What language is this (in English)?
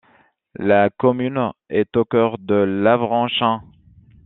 French